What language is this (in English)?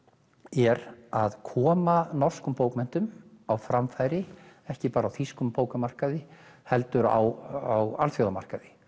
Icelandic